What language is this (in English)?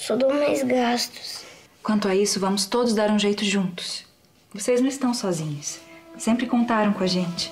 Portuguese